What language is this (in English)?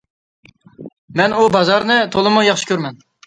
Uyghur